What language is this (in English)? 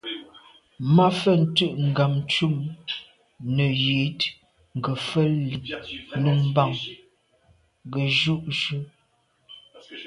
Medumba